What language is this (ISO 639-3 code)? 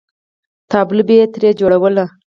pus